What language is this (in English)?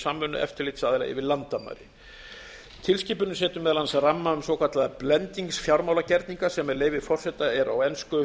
Icelandic